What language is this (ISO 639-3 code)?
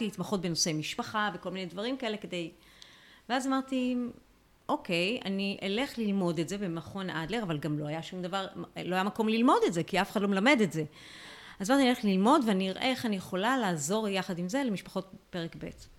heb